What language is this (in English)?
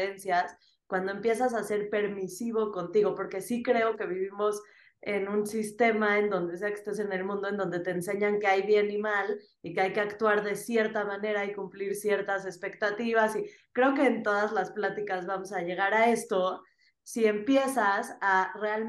Spanish